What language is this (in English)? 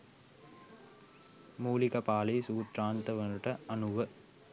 Sinhala